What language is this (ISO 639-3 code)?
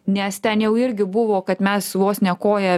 lit